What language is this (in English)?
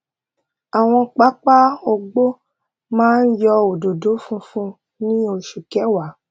Yoruba